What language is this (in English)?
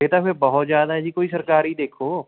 Punjabi